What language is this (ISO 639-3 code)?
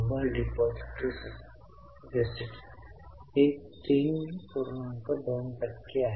mar